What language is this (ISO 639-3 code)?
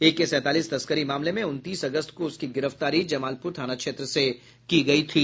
hin